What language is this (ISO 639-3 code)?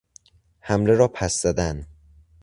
fas